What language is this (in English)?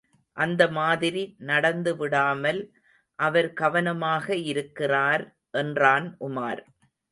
Tamil